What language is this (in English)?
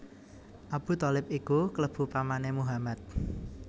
Javanese